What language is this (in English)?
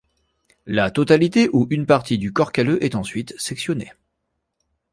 French